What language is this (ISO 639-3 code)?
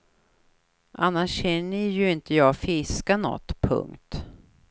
swe